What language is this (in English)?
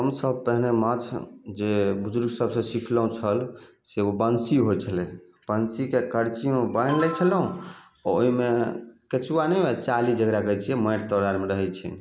Maithili